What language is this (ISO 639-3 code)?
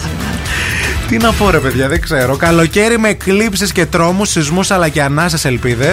ell